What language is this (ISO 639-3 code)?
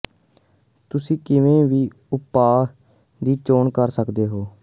pan